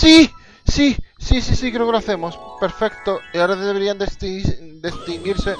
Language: Spanish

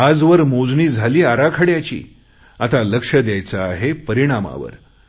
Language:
Marathi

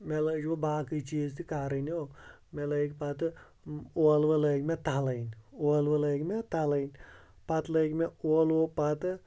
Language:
Kashmiri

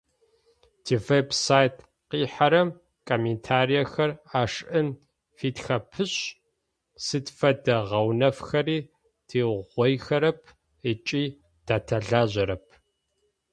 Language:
Adyghe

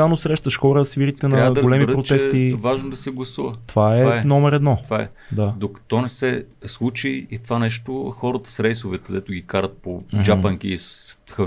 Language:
Bulgarian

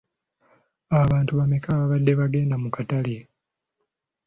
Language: Ganda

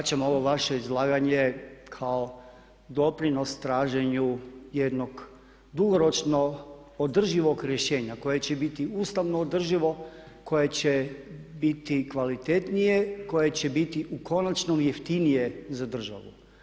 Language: Croatian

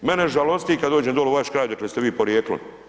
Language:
Croatian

